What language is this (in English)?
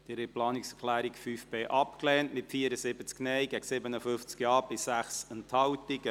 Swiss German